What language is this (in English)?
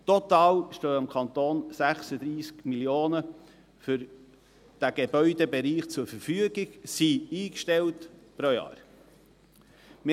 Swiss German